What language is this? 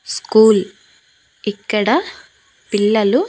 Telugu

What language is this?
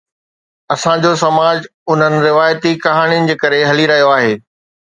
Sindhi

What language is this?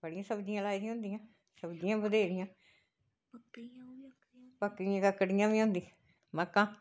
Dogri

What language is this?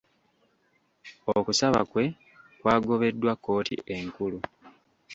Ganda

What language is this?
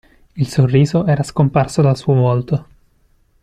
Italian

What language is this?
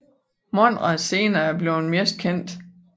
Danish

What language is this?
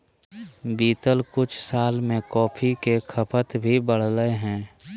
Magahi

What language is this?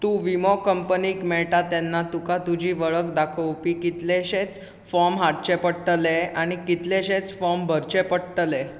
Konkani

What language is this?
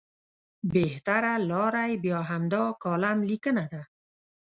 Pashto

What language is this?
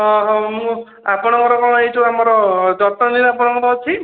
Odia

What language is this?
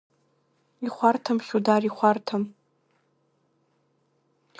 Abkhazian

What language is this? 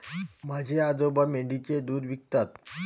Marathi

